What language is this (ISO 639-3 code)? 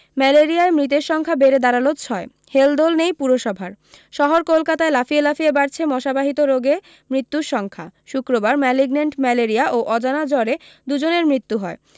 ben